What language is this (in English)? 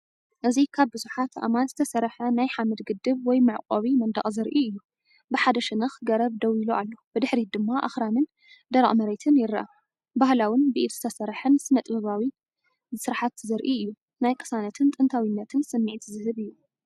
Tigrinya